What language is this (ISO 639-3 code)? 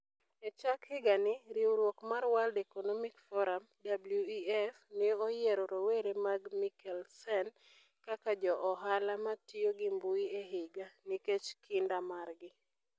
luo